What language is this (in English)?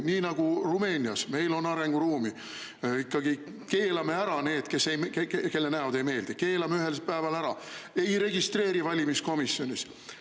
Estonian